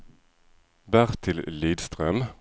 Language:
Swedish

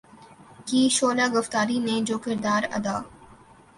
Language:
Urdu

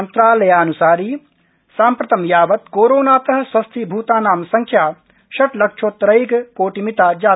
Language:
Sanskrit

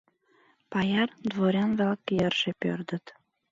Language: Mari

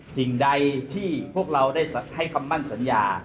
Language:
Thai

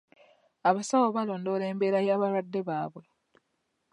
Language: Ganda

